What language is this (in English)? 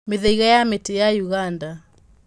Kikuyu